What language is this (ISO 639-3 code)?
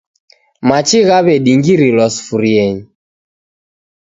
dav